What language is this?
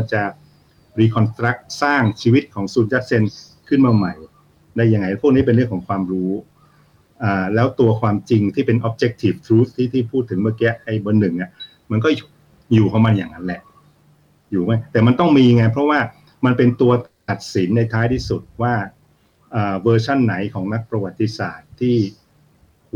Thai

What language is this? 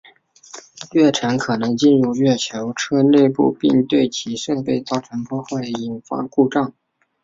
Chinese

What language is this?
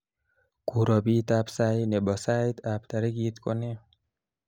Kalenjin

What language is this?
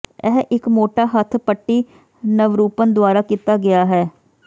Punjabi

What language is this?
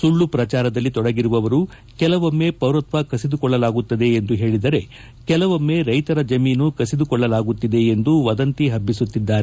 Kannada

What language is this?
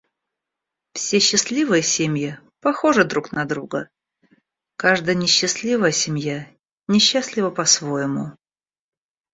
Russian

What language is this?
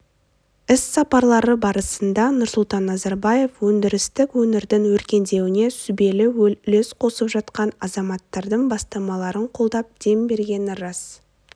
Kazakh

